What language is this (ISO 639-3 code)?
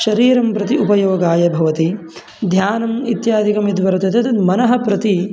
san